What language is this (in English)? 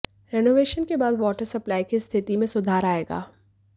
Hindi